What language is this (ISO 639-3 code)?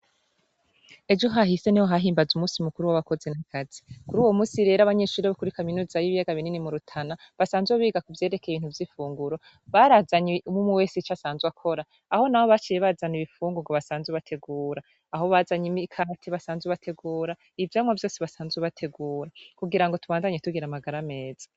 run